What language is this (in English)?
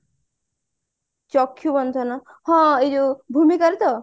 Odia